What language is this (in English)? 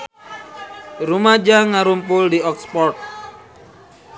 Sundanese